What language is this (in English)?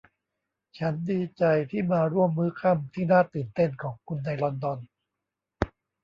Thai